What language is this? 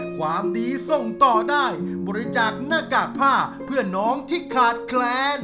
Thai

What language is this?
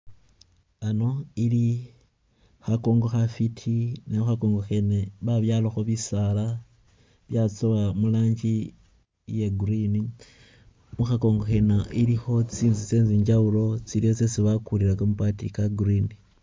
Masaaba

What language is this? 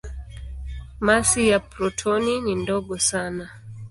Swahili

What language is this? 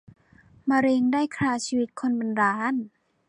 Thai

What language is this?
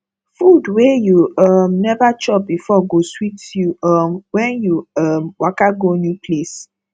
Nigerian Pidgin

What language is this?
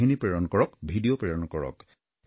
Assamese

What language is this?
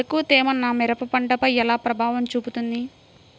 Telugu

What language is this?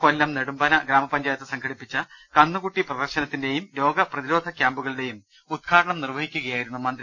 Malayalam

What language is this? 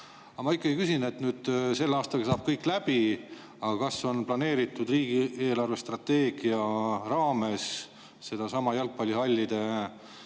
Estonian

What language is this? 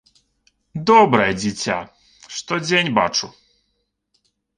Belarusian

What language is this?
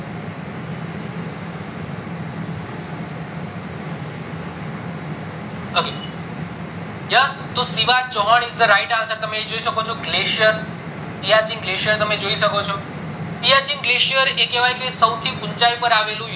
Gujarati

